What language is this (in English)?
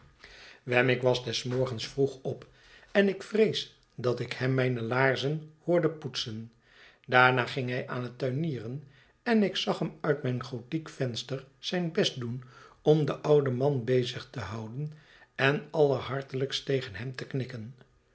Dutch